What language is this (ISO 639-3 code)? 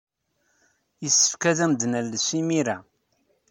kab